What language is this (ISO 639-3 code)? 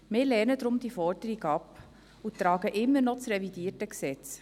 gsw